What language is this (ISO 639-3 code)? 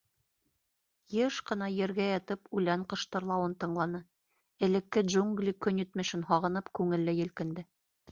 bak